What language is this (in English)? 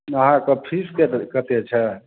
Maithili